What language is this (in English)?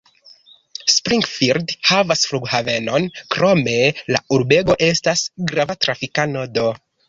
Esperanto